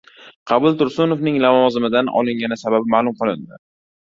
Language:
Uzbek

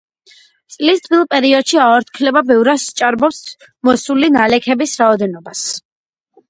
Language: Georgian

